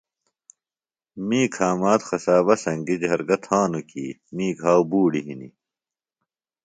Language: Phalura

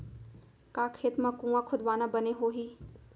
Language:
Chhattisgarhi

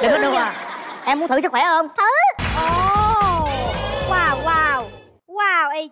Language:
Vietnamese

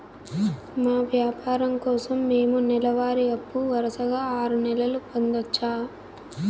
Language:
Telugu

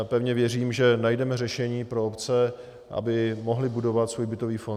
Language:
Czech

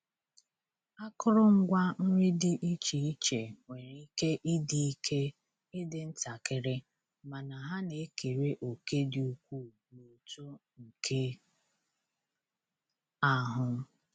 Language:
Igbo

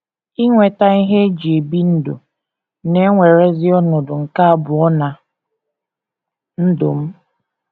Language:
Igbo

